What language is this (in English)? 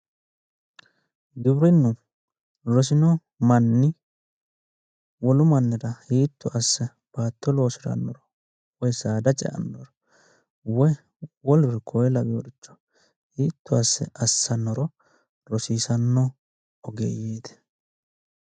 Sidamo